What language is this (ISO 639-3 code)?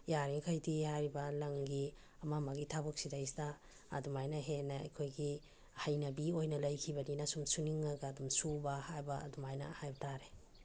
mni